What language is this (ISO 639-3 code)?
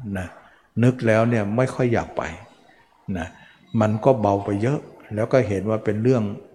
tha